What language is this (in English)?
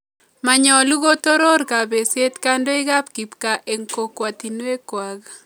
Kalenjin